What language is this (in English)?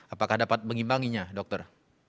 Indonesian